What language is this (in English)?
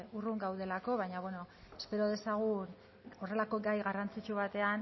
Basque